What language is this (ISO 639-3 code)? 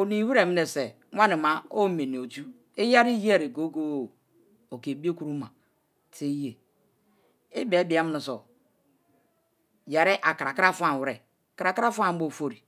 ijn